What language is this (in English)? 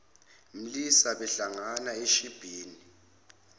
Zulu